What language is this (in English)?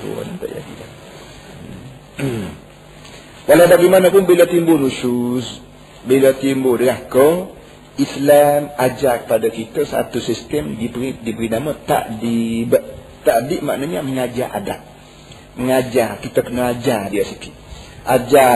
Malay